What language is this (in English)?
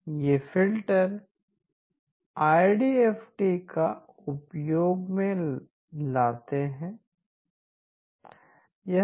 Hindi